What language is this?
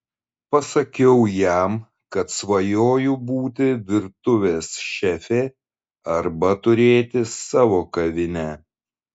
Lithuanian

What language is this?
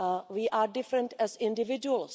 English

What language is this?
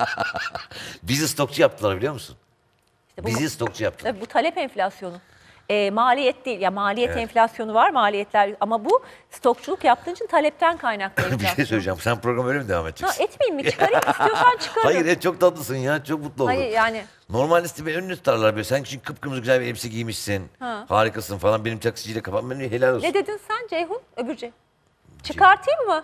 Turkish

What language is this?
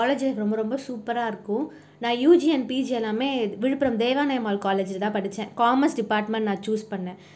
Tamil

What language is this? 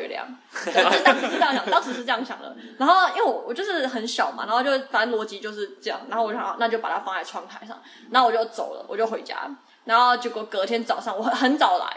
Chinese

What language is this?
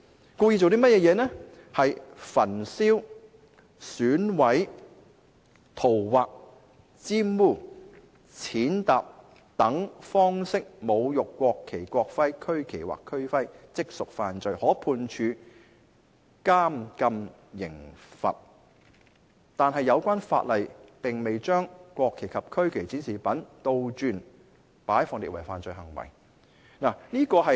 Cantonese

